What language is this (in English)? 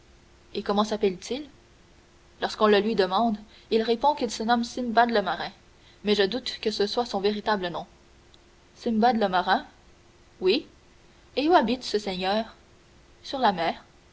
French